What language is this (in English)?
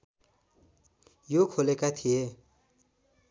Nepali